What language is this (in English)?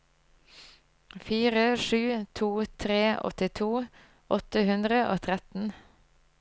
Norwegian